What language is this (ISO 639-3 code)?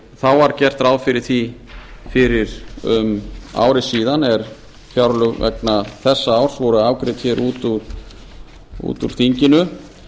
isl